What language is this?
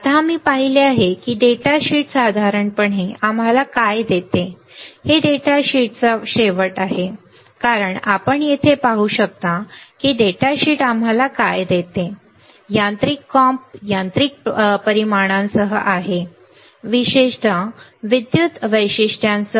Marathi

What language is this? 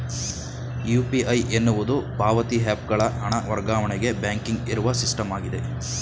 Kannada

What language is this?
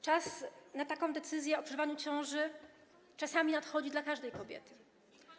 Polish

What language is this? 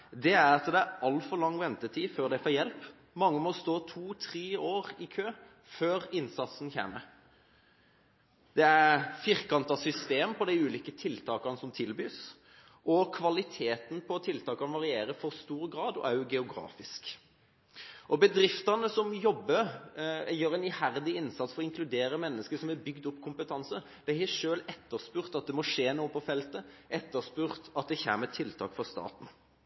Norwegian Bokmål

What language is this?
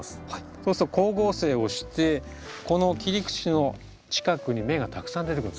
Japanese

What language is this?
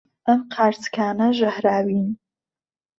Central Kurdish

